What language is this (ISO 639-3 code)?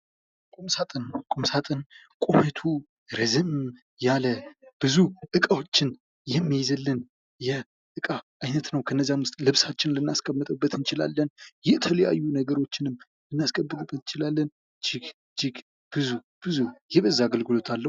amh